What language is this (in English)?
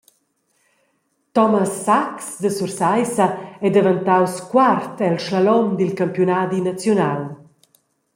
Romansh